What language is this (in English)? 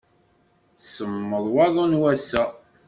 Kabyle